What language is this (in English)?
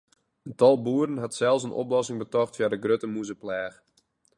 Western Frisian